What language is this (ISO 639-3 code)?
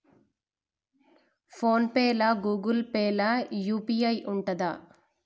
tel